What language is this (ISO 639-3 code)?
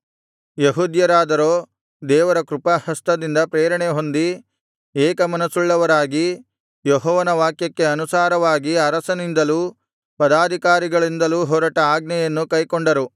kan